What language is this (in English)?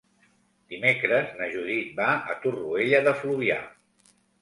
Catalan